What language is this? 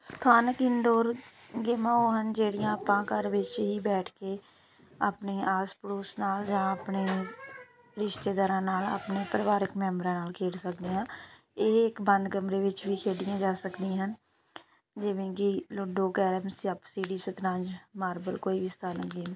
Punjabi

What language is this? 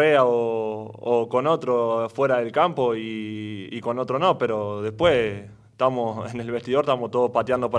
Spanish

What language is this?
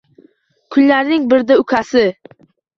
Uzbek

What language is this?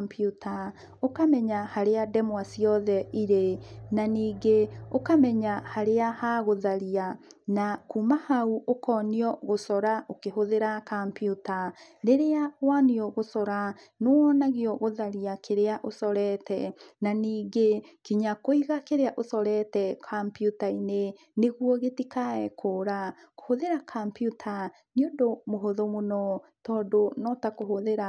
Kikuyu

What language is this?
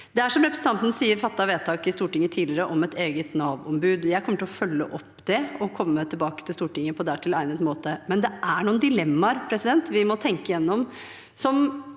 Norwegian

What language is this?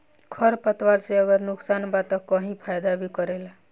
Bhojpuri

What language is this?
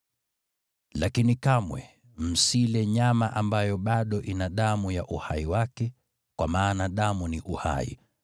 Swahili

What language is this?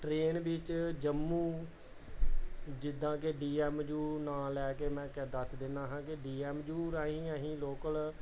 Punjabi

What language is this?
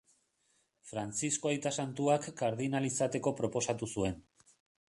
Basque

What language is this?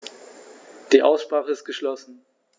German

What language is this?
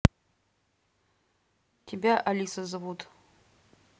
Russian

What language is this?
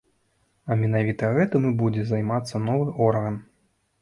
Belarusian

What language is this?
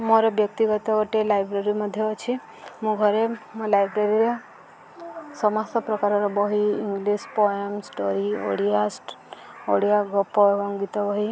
Odia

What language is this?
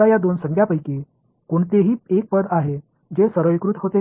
Marathi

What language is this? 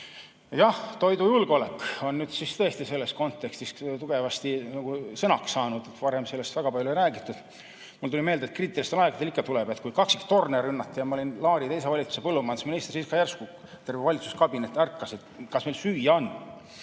Estonian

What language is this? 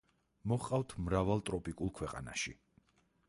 Georgian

